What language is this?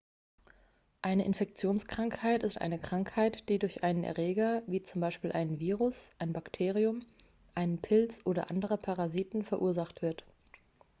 German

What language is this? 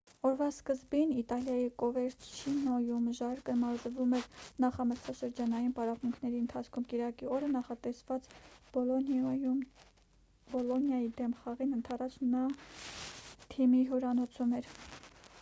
Armenian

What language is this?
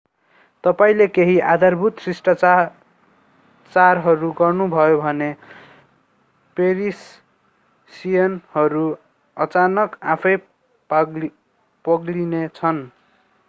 Nepali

